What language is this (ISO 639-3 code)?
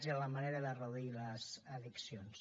cat